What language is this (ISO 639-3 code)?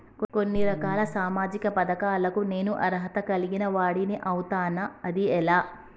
tel